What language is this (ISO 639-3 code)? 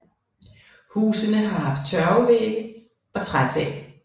dan